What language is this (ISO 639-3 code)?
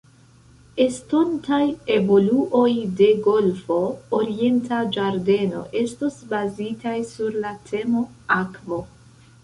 epo